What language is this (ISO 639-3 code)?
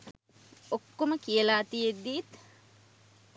sin